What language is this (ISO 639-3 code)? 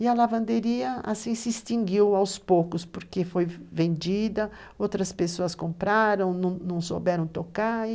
por